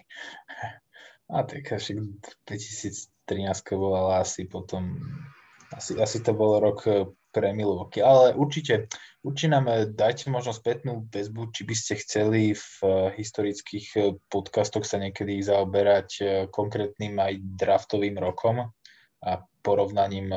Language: Slovak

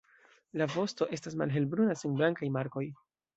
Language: Esperanto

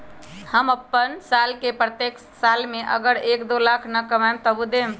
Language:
Magahi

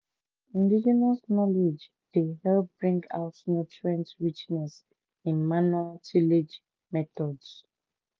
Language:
Nigerian Pidgin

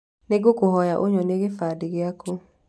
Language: Kikuyu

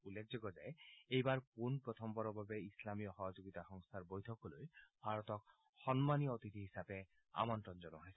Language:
Assamese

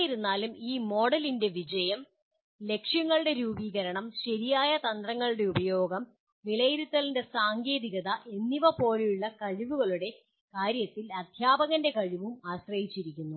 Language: Malayalam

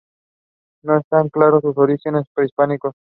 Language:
Spanish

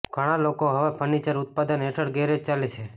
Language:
Gujarati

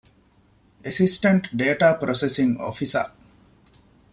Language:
Divehi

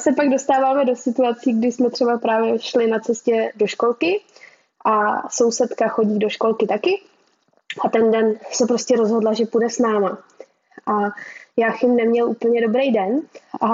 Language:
Czech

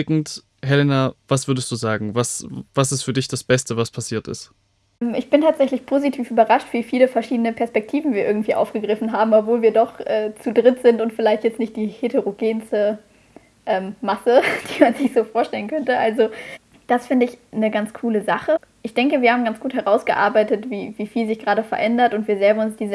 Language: German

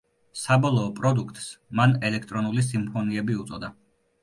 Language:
Georgian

